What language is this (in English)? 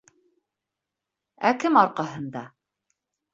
Bashkir